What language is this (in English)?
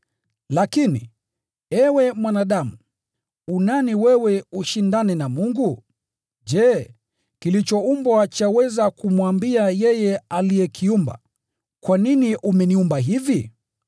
Swahili